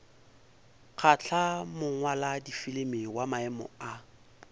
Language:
Northern Sotho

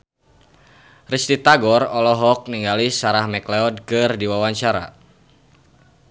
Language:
Sundanese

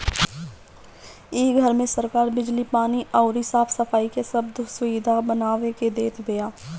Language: Bhojpuri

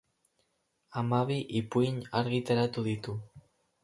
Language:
Basque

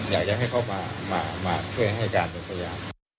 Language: Thai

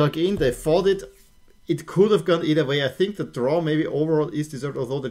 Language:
English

